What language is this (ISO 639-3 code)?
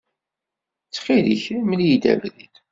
kab